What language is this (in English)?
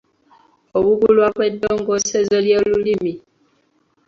Ganda